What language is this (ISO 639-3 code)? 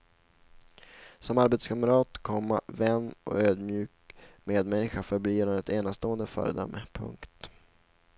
swe